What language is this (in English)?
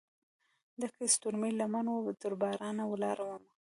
Pashto